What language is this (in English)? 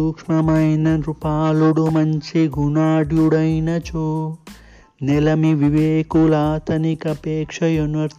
Telugu